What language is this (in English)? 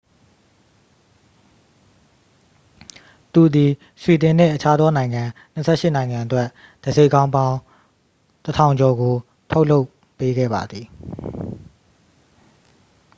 Burmese